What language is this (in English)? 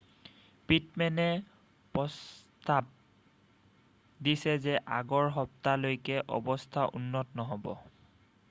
Assamese